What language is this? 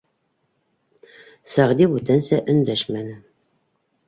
Bashkir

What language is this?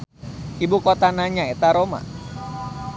Sundanese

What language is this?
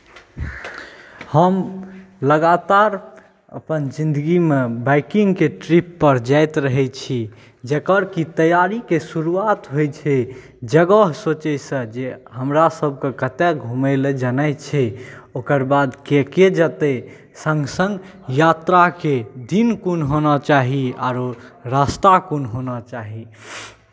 Maithili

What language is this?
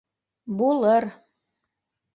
Bashkir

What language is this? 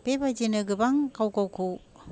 Bodo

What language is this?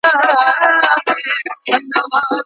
Pashto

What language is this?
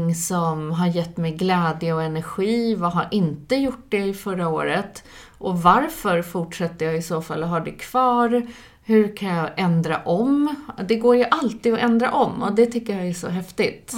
Swedish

